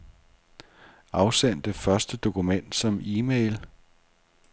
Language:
Danish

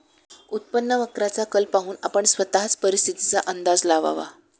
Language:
Marathi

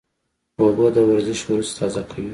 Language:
Pashto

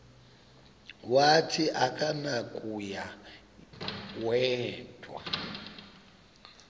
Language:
Xhosa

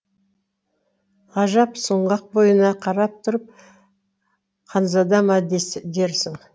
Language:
Kazakh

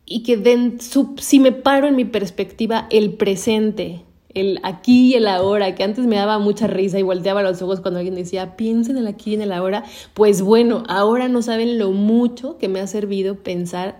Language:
Spanish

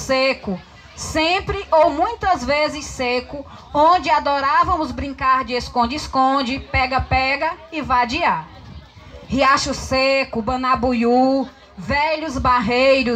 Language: Portuguese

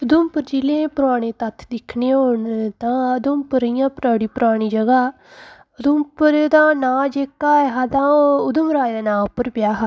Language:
Dogri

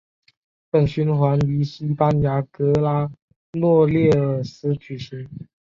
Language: Chinese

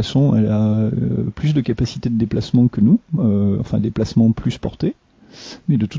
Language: French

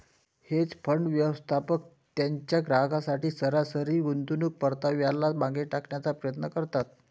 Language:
Marathi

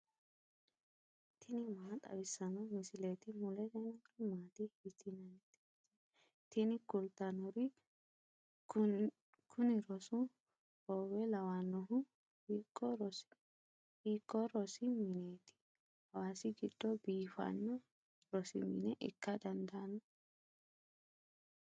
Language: Sidamo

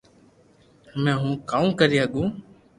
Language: Loarki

